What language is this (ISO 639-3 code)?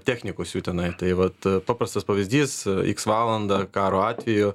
lit